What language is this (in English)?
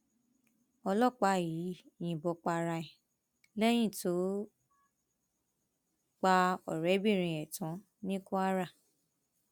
Yoruba